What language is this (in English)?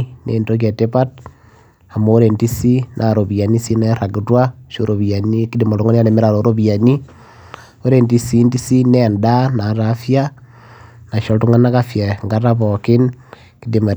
Masai